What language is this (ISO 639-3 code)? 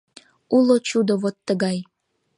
chm